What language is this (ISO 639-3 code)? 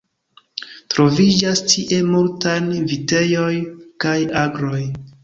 epo